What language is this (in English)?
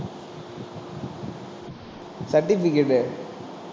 Tamil